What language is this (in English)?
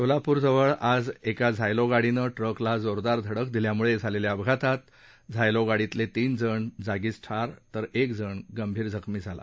Marathi